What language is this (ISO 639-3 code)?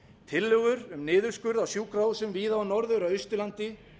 isl